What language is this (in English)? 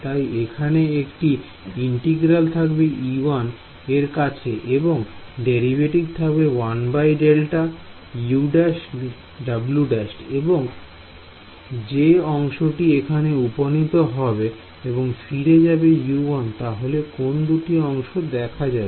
Bangla